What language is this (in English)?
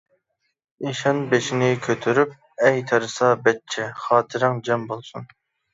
Uyghur